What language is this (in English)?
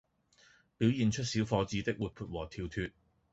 Cantonese